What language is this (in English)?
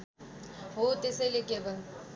Nepali